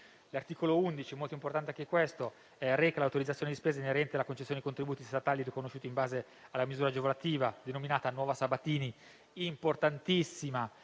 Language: Italian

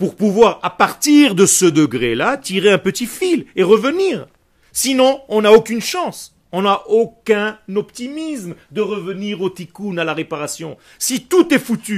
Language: French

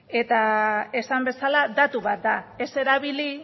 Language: Basque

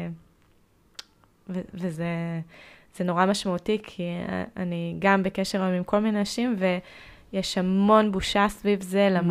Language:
Hebrew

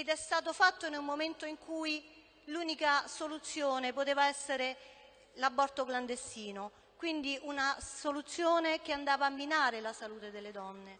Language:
Italian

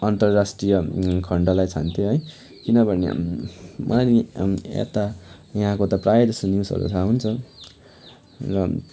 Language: Nepali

